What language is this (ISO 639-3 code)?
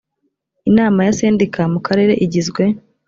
kin